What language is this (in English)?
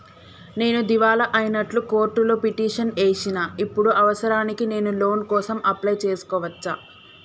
Telugu